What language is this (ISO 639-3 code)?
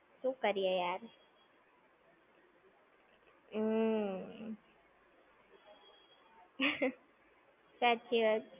guj